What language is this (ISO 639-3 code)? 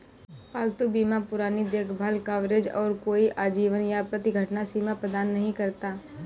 hin